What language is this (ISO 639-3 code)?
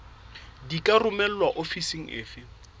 sot